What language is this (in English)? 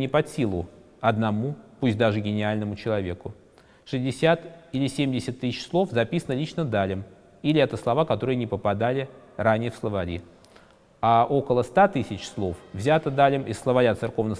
Russian